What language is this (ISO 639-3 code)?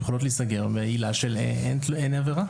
heb